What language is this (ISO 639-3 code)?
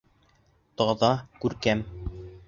bak